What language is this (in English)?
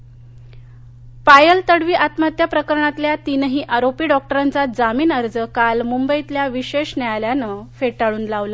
Marathi